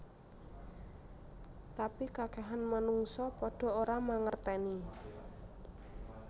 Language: Javanese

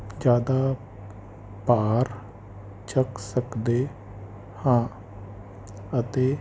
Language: Punjabi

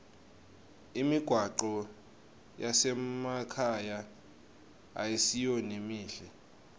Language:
Swati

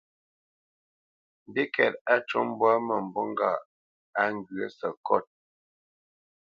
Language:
Bamenyam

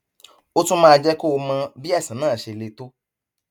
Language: Yoruba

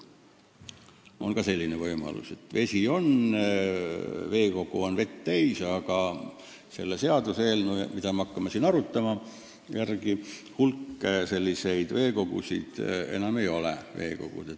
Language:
Estonian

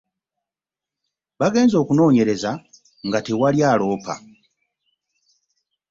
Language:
Ganda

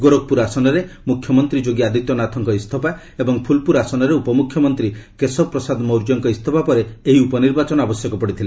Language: Odia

